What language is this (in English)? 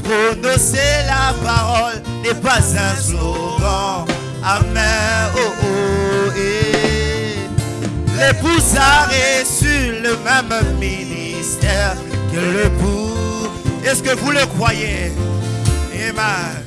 French